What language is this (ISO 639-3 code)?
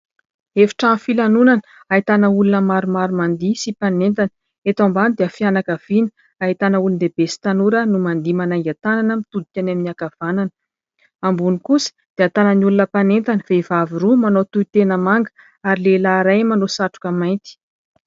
mlg